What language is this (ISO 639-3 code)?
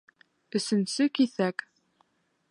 bak